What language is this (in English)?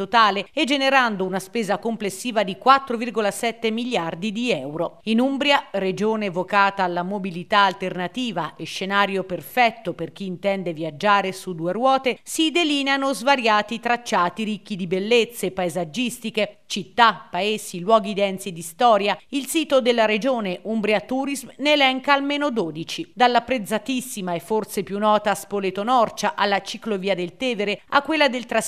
Italian